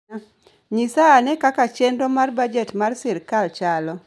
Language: Luo (Kenya and Tanzania)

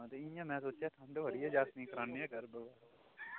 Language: Dogri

